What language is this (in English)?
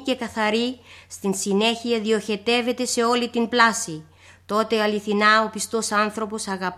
Greek